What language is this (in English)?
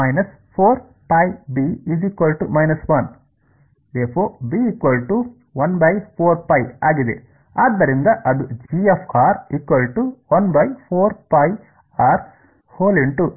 Kannada